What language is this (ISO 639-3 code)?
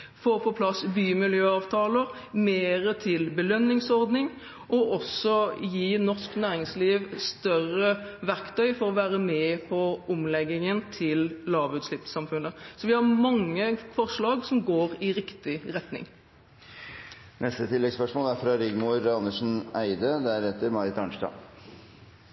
nor